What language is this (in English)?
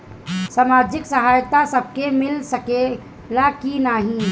Bhojpuri